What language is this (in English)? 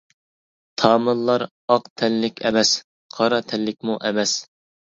Uyghur